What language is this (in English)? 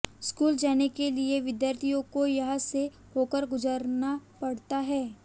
Hindi